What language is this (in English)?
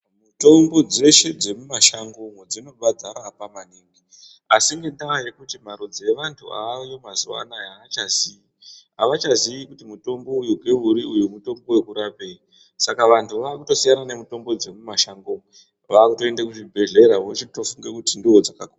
Ndau